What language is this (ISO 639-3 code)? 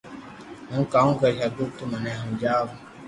lrk